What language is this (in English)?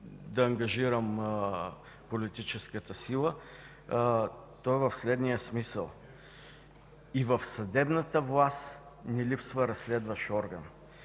Bulgarian